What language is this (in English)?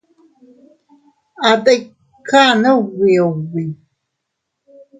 Teutila Cuicatec